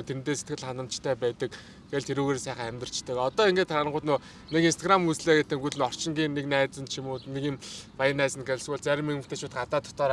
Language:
Turkish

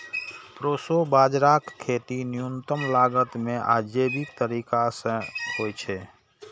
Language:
Maithili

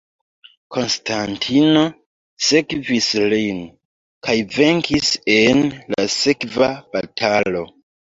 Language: Esperanto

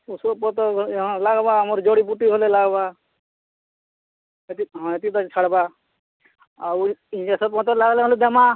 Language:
Odia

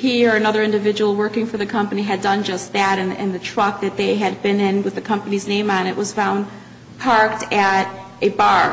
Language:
English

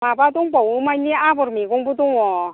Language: Bodo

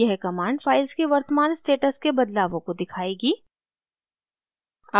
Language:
Hindi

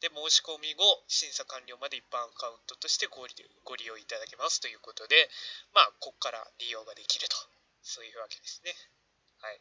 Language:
Japanese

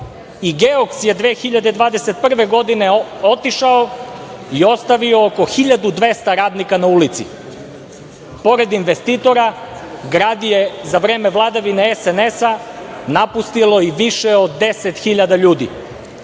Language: Serbian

